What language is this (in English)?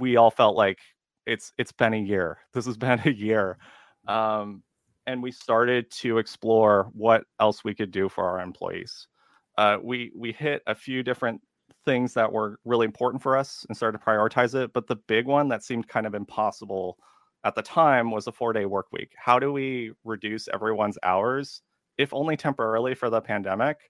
English